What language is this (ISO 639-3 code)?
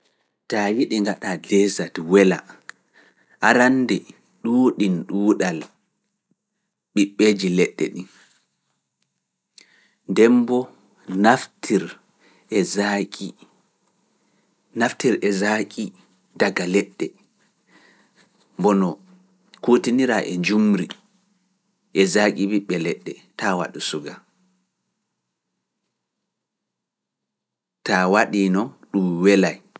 ful